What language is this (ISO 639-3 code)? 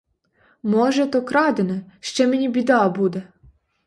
ukr